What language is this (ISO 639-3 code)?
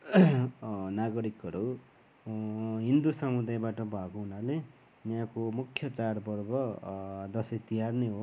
nep